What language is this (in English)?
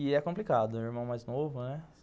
Portuguese